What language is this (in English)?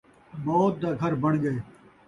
Saraiki